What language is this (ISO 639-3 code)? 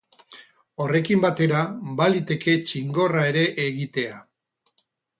eus